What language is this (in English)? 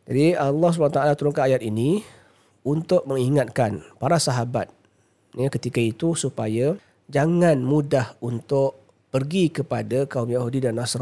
Malay